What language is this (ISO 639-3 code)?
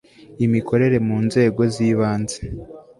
kin